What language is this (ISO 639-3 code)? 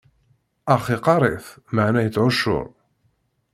kab